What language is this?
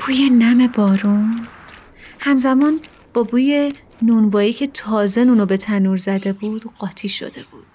Persian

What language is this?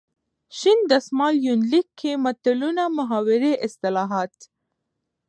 Pashto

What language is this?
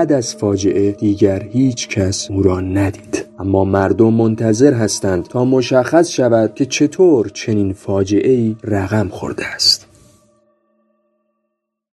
Persian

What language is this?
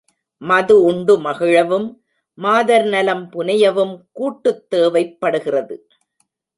Tamil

